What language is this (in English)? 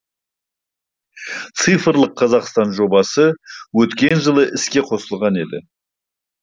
Kazakh